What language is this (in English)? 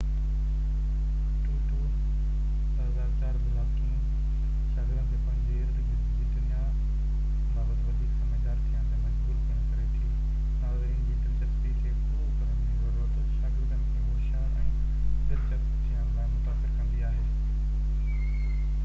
Sindhi